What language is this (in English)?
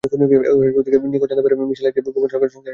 Bangla